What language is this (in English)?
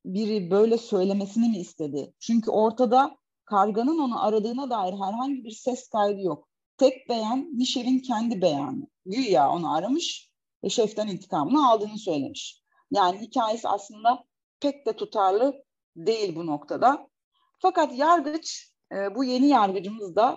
Turkish